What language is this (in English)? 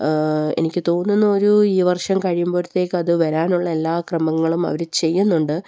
Malayalam